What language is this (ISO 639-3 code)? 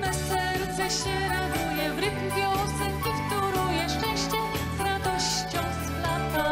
pol